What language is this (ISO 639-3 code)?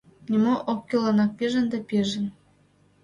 chm